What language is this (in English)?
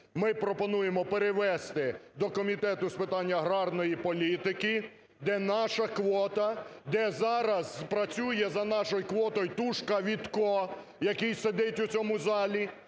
Ukrainian